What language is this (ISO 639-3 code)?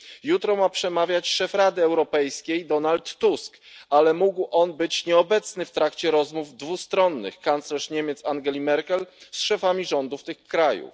pol